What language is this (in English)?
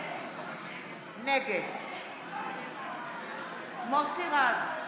Hebrew